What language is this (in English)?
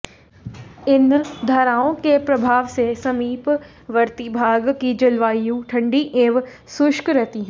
Hindi